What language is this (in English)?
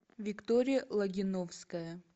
Russian